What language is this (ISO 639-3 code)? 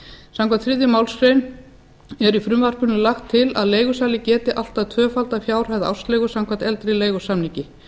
isl